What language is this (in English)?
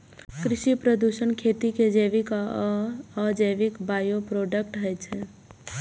Maithili